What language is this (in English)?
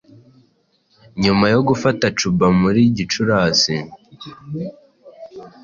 Kinyarwanda